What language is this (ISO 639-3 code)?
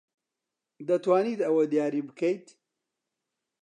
ckb